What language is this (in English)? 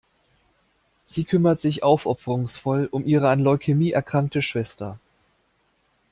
German